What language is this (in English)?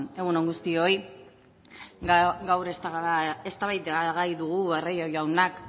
Basque